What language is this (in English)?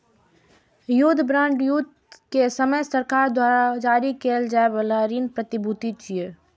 Maithili